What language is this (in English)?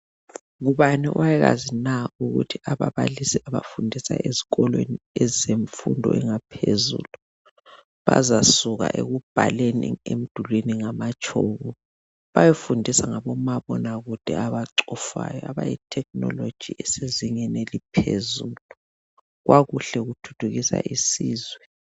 North Ndebele